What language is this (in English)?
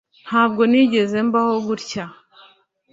Kinyarwanda